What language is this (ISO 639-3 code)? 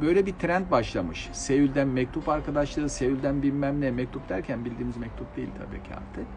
tur